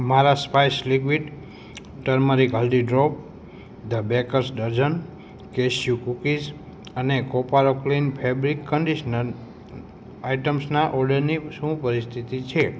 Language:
Gujarati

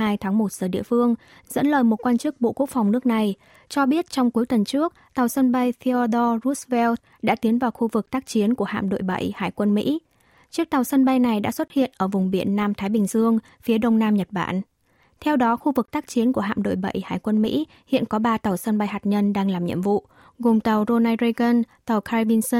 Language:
Vietnamese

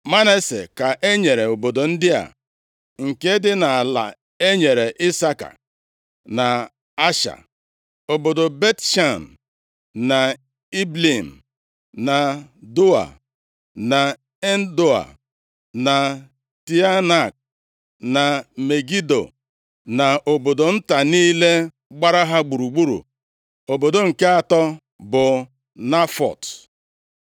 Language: Igbo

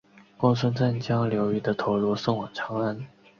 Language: Chinese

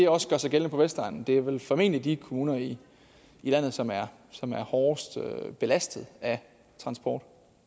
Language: Danish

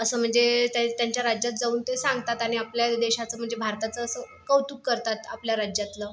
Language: Marathi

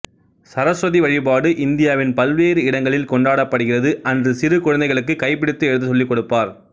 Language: Tamil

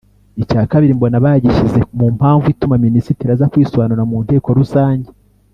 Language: Kinyarwanda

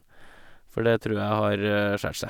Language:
Norwegian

